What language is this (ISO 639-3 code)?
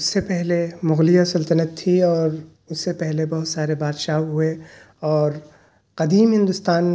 urd